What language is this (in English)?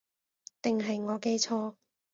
Cantonese